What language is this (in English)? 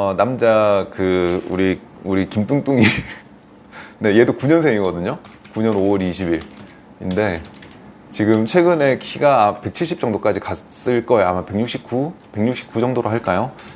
Korean